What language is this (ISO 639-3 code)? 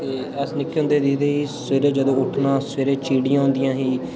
doi